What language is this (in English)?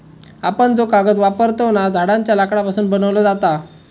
Marathi